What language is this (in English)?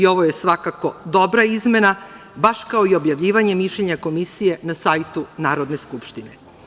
Serbian